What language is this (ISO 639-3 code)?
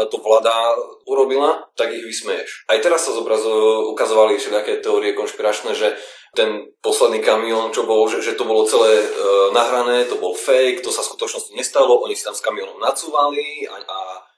slk